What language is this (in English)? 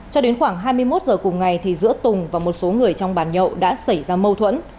Vietnamese